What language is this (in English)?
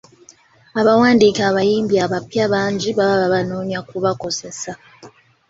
Ganda